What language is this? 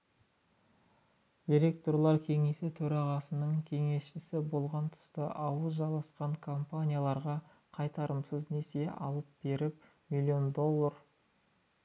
Kazakh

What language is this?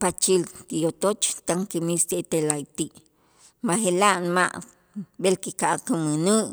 Itzá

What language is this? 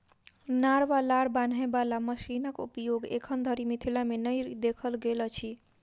Maithili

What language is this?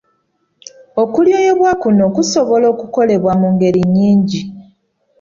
Ganda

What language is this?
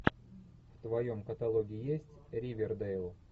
Russian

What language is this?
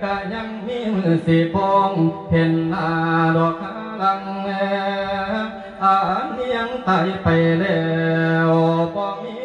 Thai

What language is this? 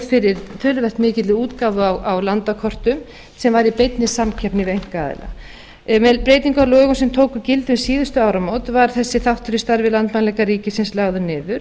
Icelandic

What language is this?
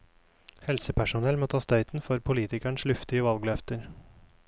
Norwegian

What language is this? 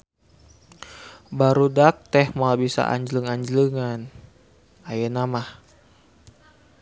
Sundanese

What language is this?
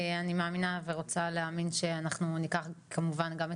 Hebrew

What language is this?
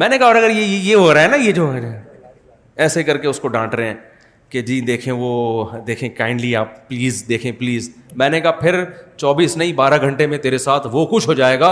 Urdu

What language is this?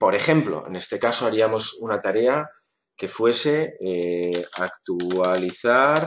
Spanish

